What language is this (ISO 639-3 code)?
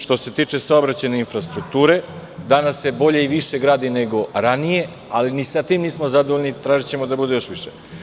srp